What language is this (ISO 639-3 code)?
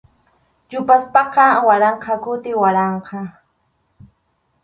qxu